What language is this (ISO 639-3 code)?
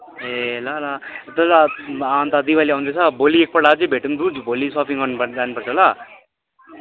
nep